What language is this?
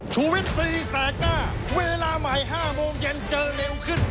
Thai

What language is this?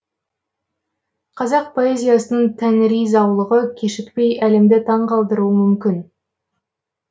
Kazakh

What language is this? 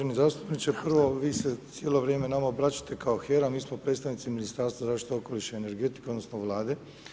Croatian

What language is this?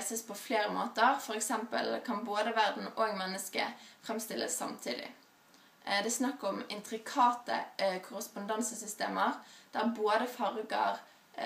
Norwegian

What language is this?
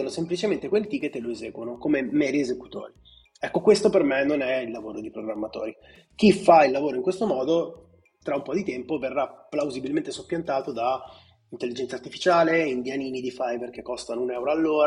Italian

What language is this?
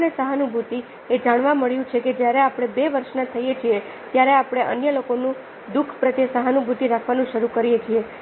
Gujarati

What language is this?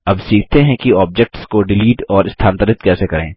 Hindi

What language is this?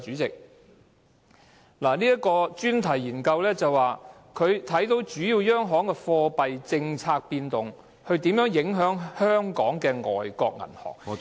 Cantonese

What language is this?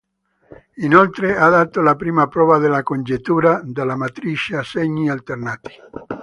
Italian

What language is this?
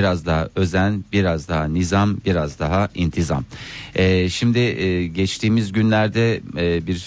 Turkish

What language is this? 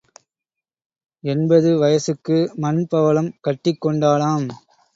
Tamil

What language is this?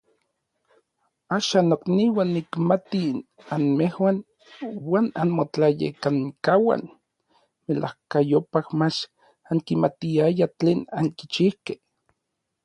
Orizaba Nahuatl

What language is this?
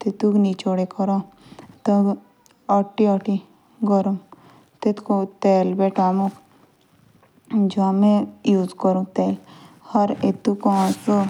Jaunsari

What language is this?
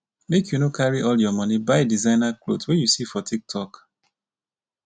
Nigerian Pidgin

